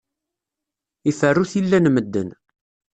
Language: Kabyle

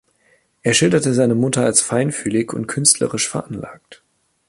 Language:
German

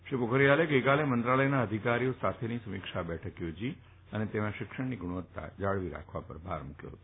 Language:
Gujarati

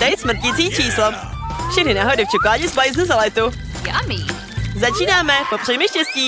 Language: Czech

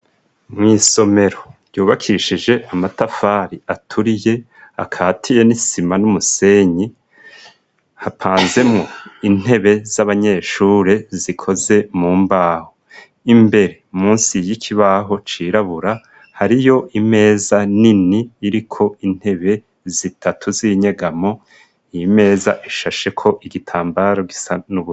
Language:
Rundi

